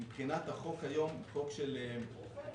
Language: Hebrew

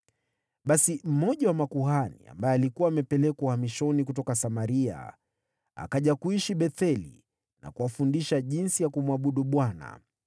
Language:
Swahili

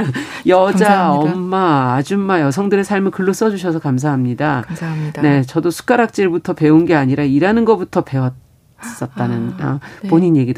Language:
Korean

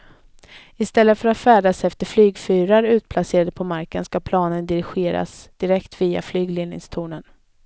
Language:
Swedish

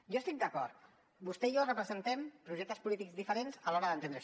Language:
Catalan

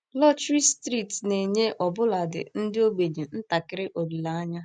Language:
Igbo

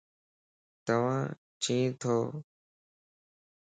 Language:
Lasi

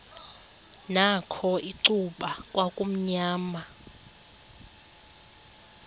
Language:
Xhosa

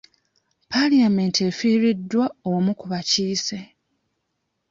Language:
Ganda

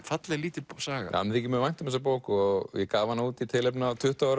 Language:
Icelandic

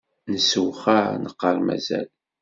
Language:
Kabyle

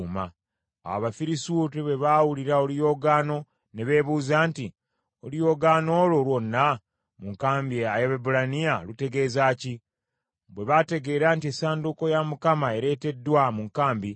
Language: Ganda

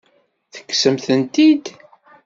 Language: Kabyle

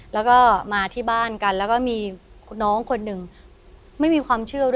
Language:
Thai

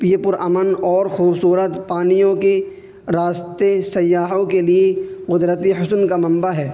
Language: Urdu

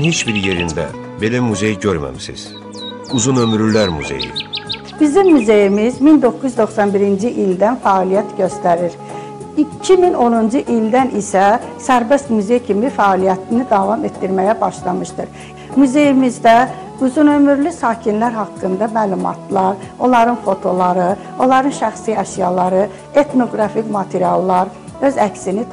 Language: Turkish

